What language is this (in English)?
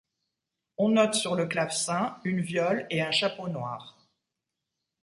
French